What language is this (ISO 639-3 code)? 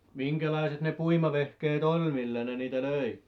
fin